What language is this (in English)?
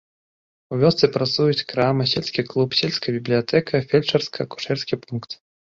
Belarusian